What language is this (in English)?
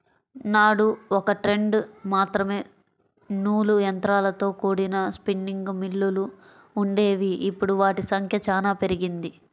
Telugu